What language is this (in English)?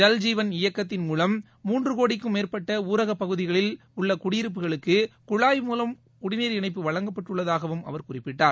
Tamil